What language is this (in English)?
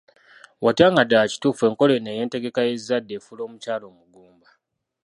Ganda